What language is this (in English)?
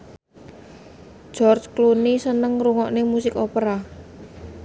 Javanese